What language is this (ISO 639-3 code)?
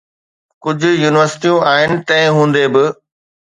snd